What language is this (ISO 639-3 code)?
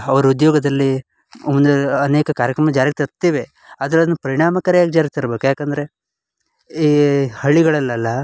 kan